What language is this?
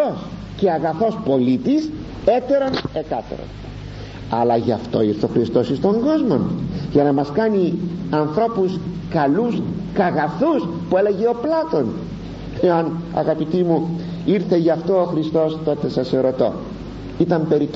Greek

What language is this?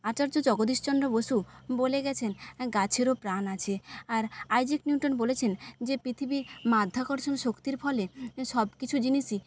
Bangla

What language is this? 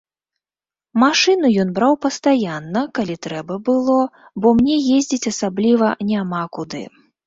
Belarusian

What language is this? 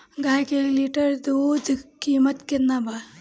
Bhojpuri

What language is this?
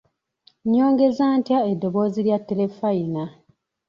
Ganda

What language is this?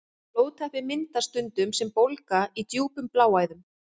Icelandic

